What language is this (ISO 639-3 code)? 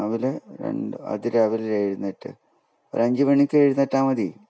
mal